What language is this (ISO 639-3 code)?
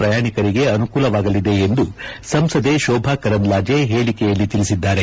kan